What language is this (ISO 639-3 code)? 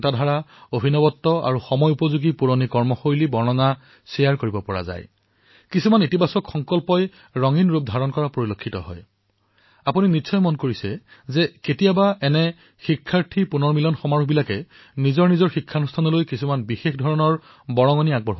asm